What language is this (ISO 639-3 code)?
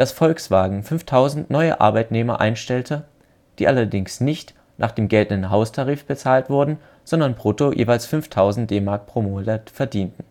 deu